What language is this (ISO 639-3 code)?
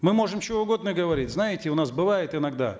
kaz